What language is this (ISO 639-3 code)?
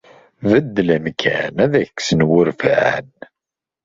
kab